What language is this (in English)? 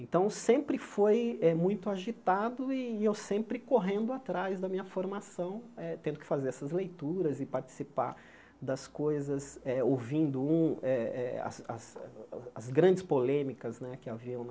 Portuguese